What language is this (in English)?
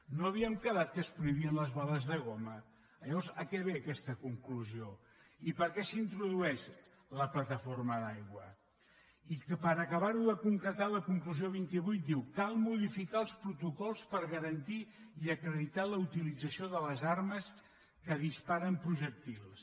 Catalan